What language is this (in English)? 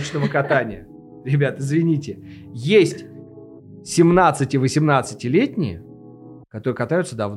Russian